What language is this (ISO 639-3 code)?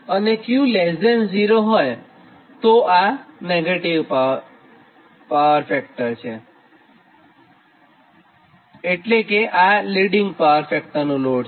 guj